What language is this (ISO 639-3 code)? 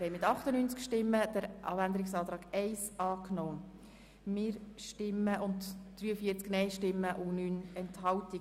gsw